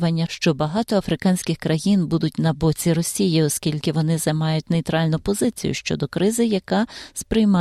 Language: Ukrainian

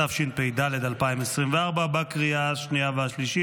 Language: Hebrew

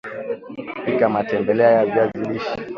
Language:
Swahili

